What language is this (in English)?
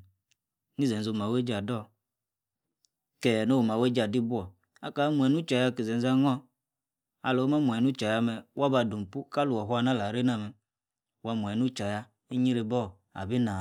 Yace